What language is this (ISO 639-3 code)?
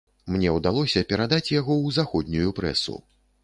bel